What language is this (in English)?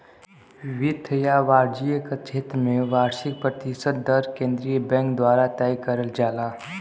Bhojpuri